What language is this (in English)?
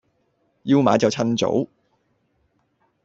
Cantonese